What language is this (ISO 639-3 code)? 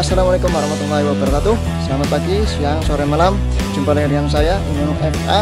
ind